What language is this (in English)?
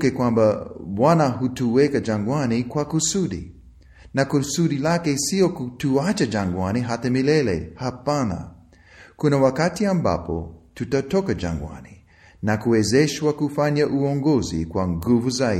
Swahili